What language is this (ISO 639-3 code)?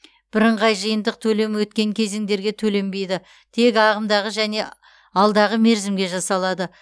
kaz